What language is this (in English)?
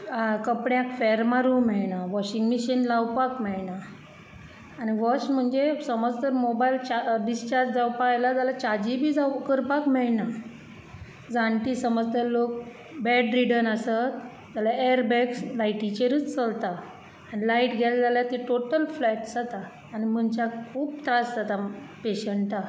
Konkani